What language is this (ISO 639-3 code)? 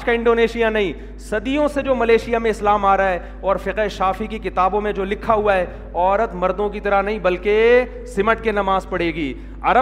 urd